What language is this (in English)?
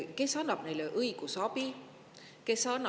Estonian